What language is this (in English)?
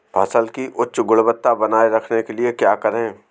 Hindi